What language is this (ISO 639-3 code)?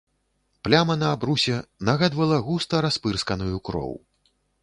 bel